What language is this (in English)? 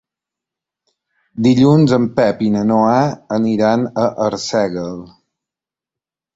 Catalan